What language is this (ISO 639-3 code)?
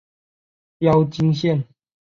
zho